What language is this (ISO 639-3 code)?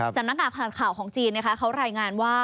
tha